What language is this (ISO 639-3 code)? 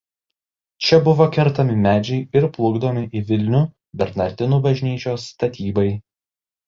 lit